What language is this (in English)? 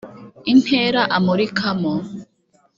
Kinyarwanda